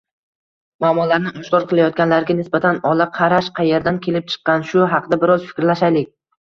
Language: Uzbek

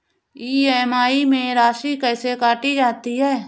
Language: Hindi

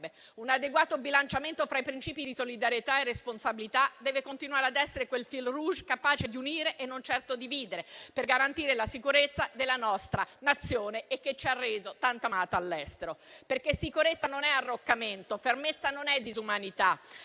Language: Italian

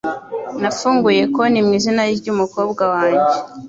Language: Kinyarwanda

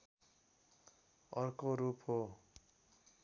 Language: Nepali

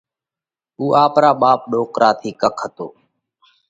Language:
Parkari Koli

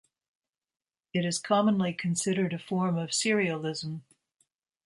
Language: English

